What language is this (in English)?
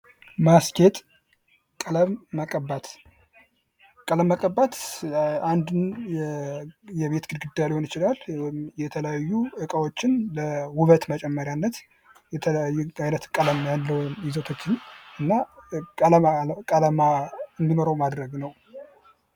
Amharic